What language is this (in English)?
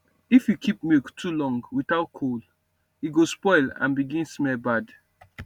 Nigerian Pidgin